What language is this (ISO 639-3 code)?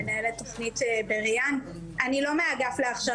heb